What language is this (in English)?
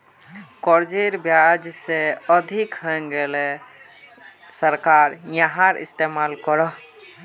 Magahi